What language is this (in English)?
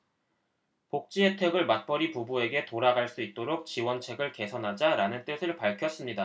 Korean